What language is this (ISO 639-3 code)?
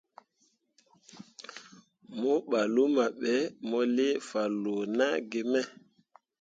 mua